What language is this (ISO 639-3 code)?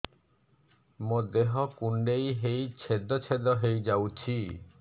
ori